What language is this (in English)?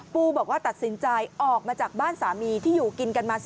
Thai